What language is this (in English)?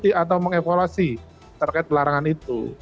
Indonesian